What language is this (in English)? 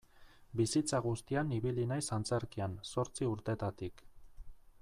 Basque